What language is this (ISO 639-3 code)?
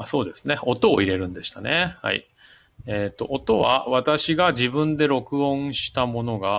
jpn